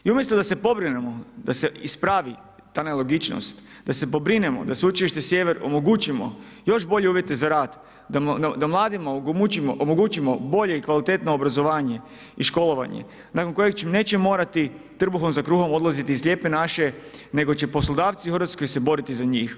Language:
Croatian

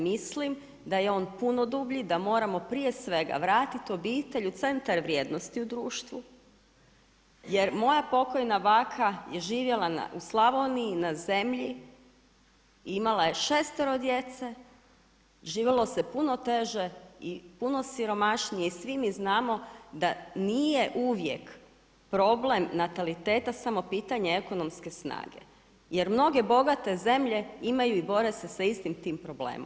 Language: Croatian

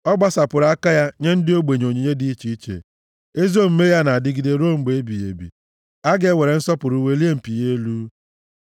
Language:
Igbo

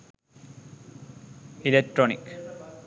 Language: Sinhala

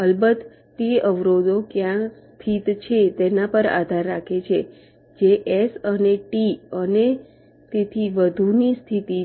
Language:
Gujarati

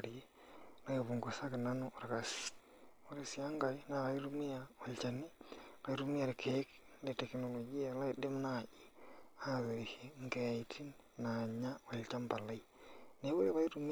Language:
Masai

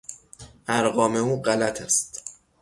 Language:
Persian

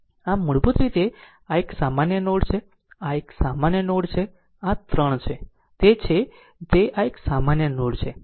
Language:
Gujarati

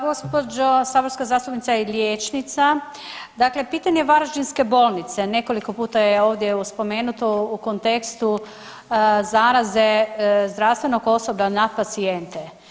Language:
Croatian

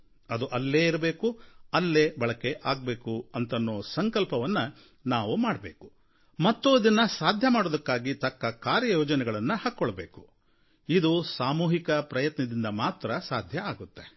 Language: Kannada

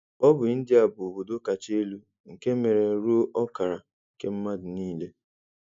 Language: Igbo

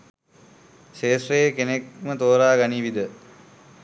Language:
Sinhala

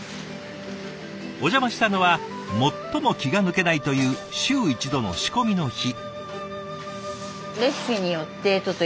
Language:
Japanese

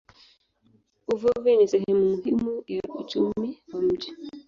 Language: Swahili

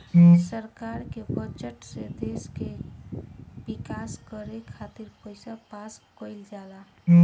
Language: Bhojpuri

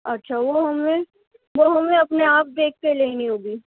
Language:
Urdu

